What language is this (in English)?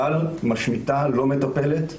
Hebrew